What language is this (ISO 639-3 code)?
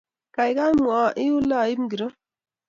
kln